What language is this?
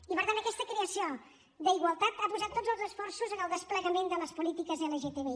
Catalan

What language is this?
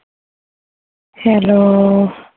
Bangla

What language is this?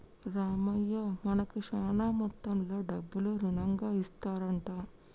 Telugu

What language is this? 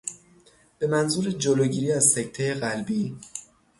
Persian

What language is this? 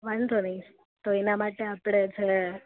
Gujarati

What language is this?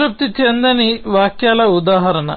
Telugu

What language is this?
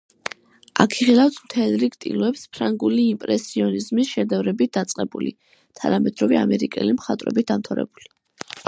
Georgian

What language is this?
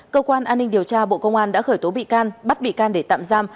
Vietnamese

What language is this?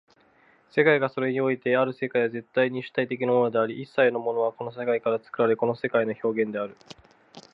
Japanese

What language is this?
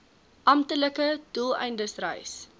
Afrikaans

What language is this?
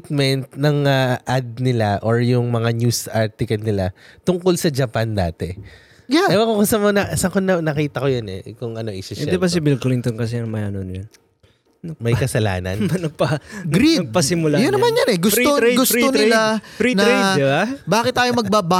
Filipino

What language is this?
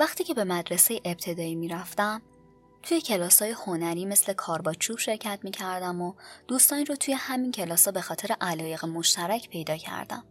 Persian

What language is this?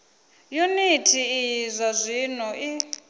Venda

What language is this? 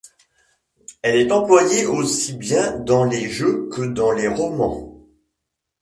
French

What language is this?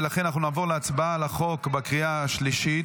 Hebrew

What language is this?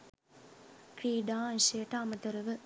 Sinhala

